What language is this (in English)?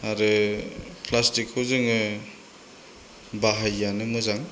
Bodo